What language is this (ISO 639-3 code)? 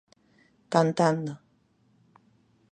glg